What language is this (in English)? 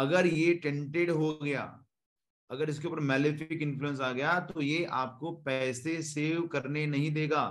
Hindi